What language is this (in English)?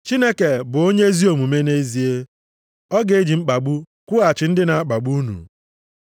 Igbo